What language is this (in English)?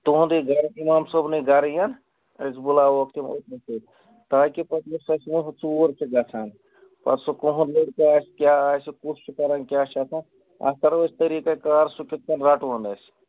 Kashmiri